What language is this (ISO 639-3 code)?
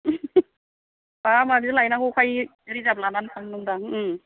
brx